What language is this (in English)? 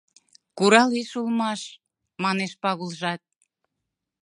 Mari